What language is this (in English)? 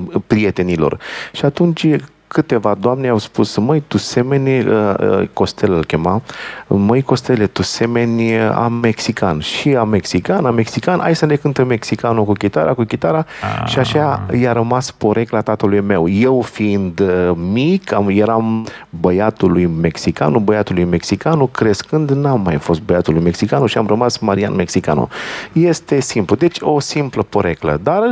Romanian